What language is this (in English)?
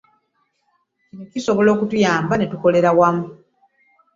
Ganda